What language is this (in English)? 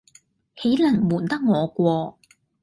Cantonese